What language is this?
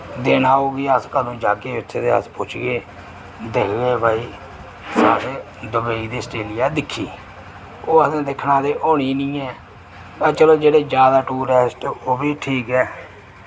Dogri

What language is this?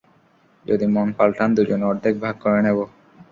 Bangla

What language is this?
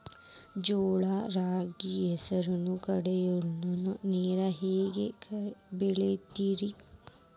Kannada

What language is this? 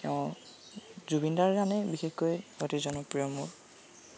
Assamese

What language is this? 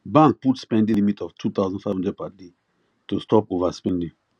Nigerian Pidgin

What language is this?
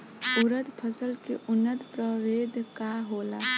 Bhojpuri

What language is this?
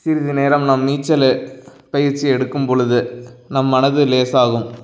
Tamil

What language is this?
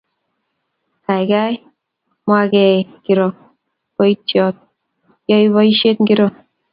Kalenjin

